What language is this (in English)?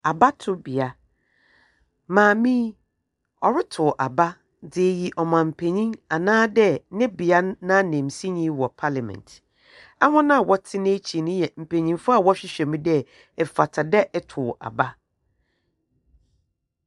Akan